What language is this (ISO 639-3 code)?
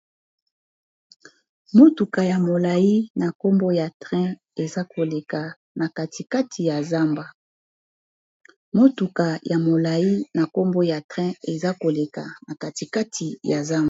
lin